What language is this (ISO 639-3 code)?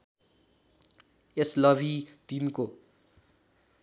nep